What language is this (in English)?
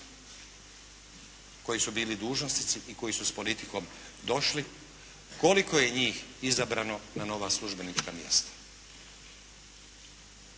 Croatian